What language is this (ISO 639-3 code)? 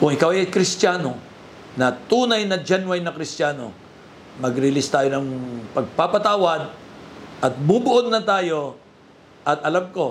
fil